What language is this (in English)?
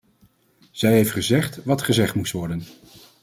Dutch